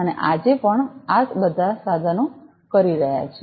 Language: Gujarati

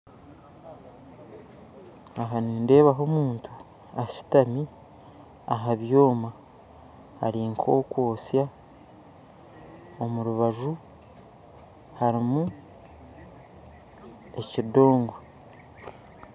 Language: Nyankole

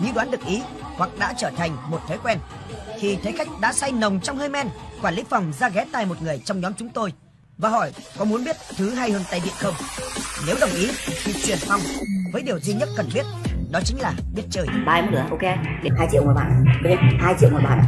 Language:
Vietnamese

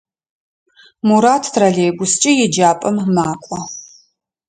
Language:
Adyghe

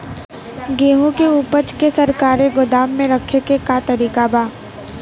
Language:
Bhojpuri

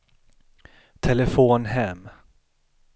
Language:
Swedish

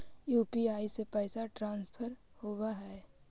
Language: Magahi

